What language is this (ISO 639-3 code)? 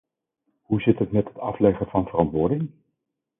nld